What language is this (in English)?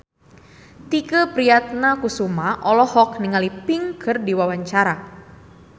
Sundanese